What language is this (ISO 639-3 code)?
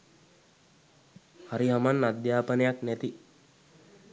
sin